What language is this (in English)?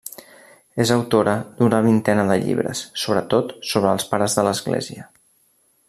Catalan